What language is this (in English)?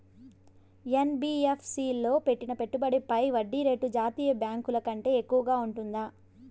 Telugu